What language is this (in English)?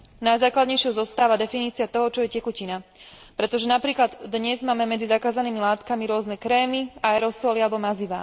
Slovak